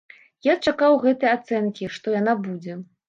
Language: Belarusian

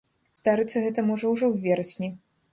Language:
Belarusian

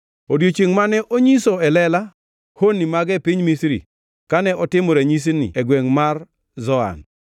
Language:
Luo (Kenya and Tanzania)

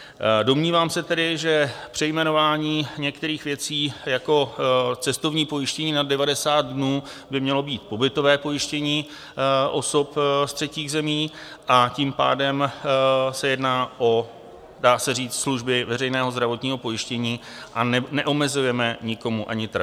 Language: Czech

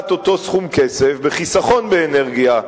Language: Hebrew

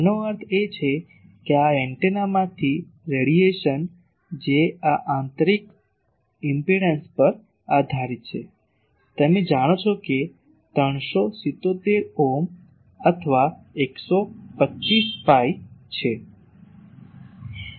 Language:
Gujarati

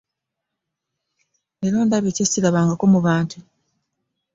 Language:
Ganda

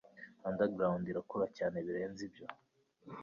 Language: Kinyarwanda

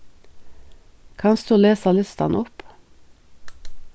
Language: Faroese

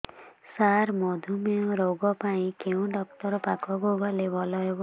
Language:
Odia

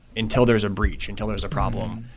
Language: English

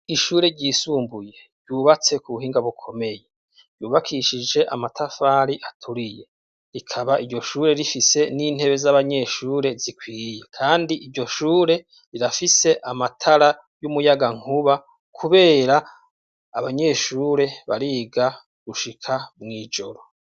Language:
Rundi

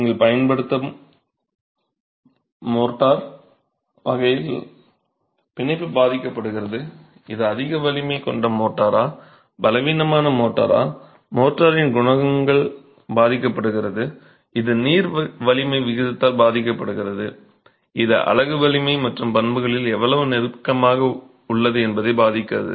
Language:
Tamil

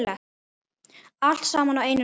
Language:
Icelandic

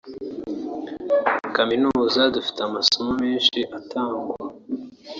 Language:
Kinyarwanda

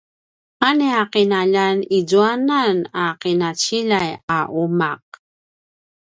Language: Paiwan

